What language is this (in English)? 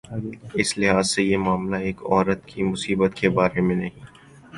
Urdu